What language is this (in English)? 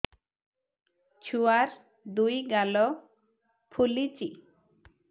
Odia